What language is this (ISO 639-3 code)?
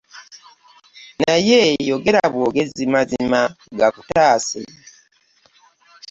lug